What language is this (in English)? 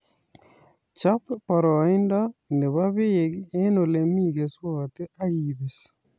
Kalenjin